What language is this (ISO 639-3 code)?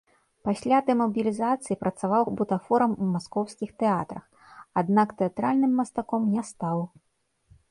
bel